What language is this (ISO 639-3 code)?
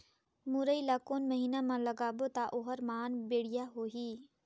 hne